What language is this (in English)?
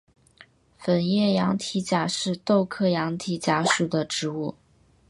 Chinese